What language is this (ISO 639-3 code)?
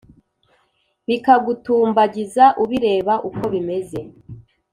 kin